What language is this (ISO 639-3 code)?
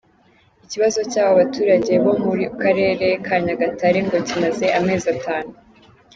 kin